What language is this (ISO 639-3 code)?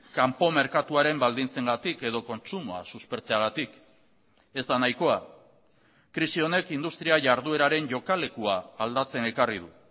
eus